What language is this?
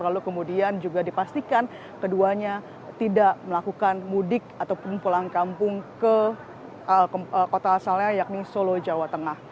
Indonesian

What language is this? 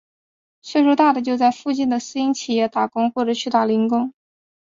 Chinese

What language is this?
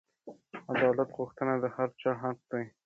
Pashto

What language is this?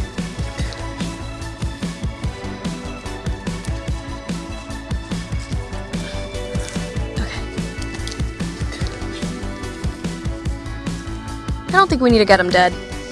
English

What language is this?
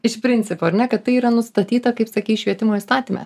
Lithuanian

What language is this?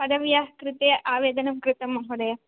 Sanskrit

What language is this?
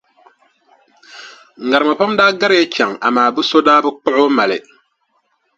Dagbani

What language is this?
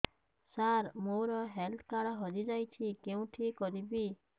Odia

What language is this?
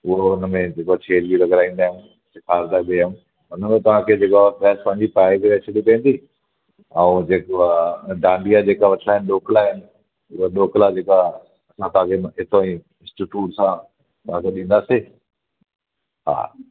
Sindhi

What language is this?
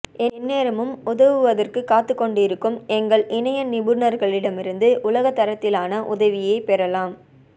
Tamil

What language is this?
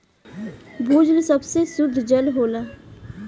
Bhojpuri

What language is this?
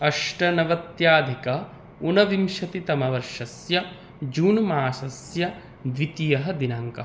Sanskrit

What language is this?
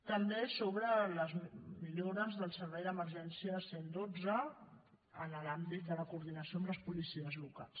Catalan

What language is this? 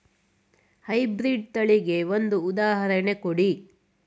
Kannada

